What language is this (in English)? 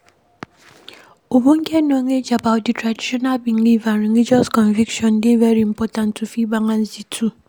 Nigerian Pidgin